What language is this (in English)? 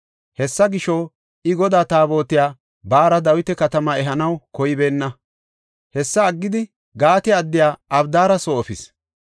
Gofa